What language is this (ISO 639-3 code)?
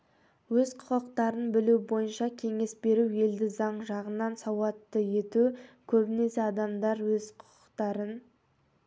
kaz